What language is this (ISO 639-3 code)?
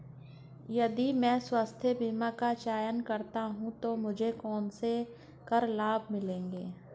hin